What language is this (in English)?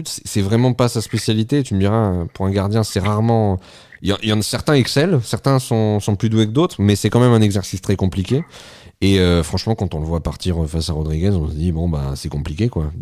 French